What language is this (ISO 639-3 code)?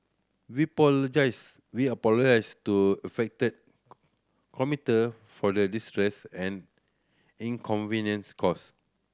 eng